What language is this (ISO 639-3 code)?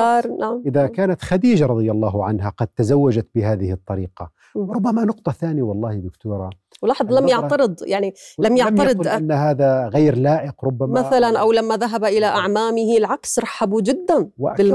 ara